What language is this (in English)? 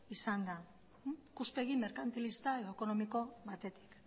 Basque